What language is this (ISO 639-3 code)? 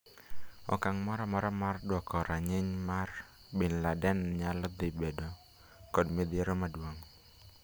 luo